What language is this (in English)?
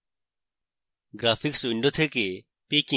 Bangla